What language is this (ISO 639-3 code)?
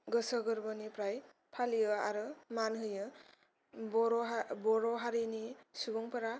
brx